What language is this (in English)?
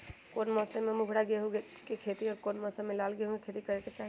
Magahi